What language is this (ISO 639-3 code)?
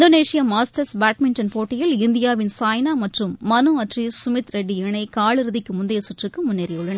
tam